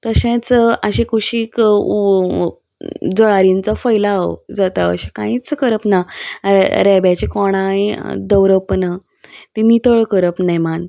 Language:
Konkani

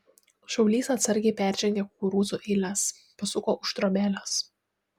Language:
Lithuanian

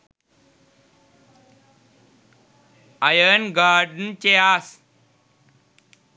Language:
Sinhala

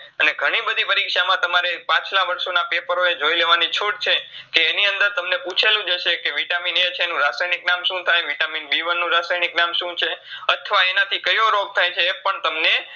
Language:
Gujarati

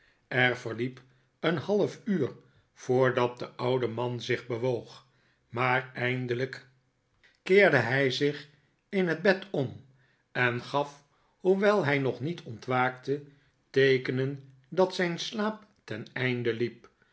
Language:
Dutch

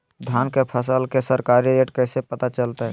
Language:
Magahi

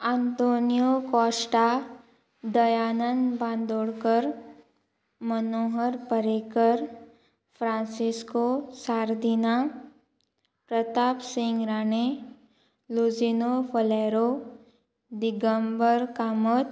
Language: Konkani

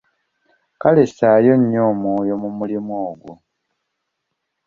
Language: Ganda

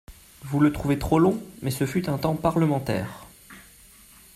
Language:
French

